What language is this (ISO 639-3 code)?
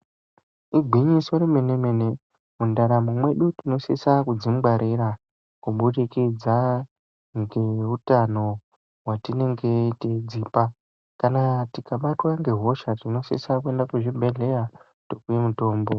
ndc